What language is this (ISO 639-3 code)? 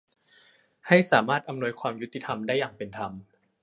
tha